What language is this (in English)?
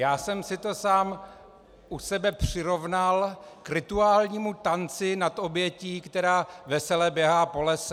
Czech